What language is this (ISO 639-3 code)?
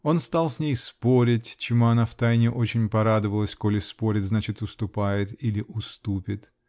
rus